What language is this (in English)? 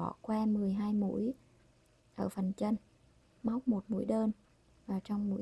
Vietnamese